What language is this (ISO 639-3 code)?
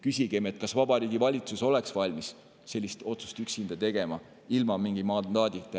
est